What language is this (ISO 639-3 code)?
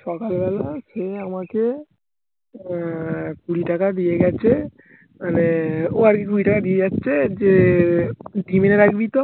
ben